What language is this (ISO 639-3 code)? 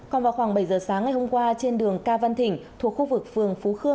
vie